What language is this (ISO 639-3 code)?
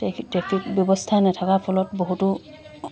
asm